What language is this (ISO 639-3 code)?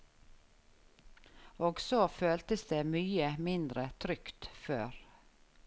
nor